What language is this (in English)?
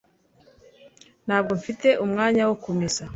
Kinyarwanda